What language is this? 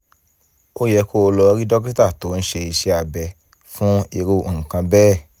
Yoruba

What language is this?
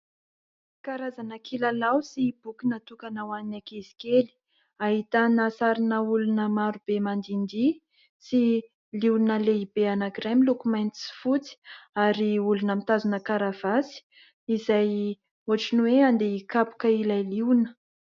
Malagasy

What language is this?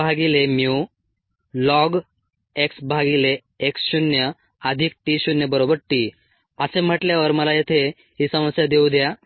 Marathi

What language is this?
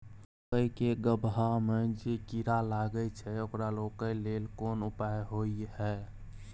Maithili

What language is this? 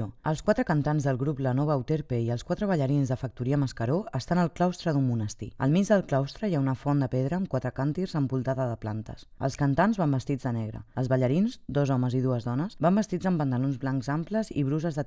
Catalan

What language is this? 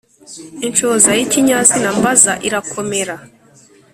Kinyarwanda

